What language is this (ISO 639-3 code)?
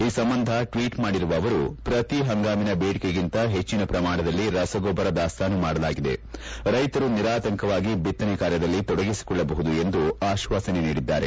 kan